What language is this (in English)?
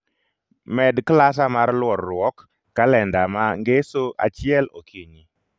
Luo (Kenya and Tanzania)